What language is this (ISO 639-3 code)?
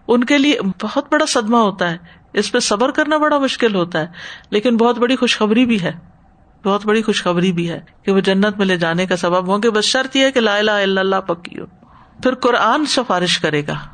urd